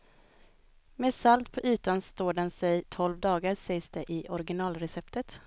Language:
Swedish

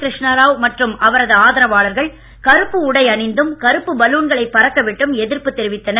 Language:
Tamil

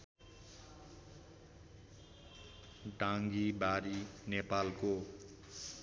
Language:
Nepali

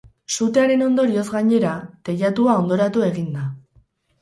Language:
Basque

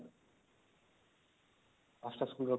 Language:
Odia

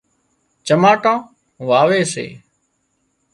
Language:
Wadiyara Koli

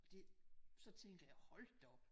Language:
Danish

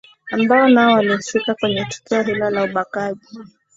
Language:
Swahili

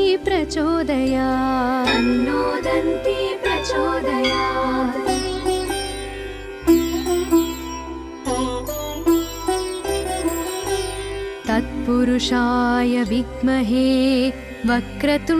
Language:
Telugu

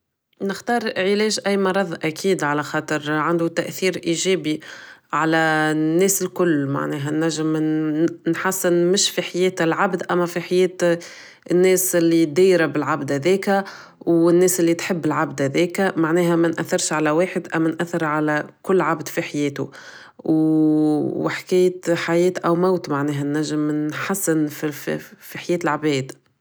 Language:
Tunisian Arabic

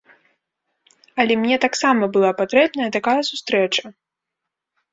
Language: Belarusian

